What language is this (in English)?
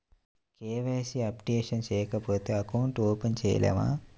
Telugu